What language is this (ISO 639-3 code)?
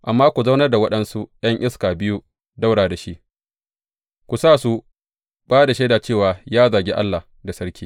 hau